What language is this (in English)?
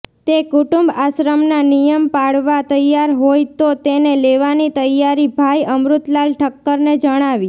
Gujarati